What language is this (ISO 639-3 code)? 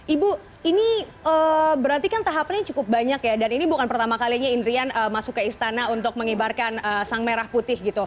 ind